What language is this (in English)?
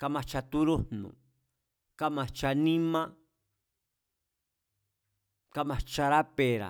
Mazatlán Mazatec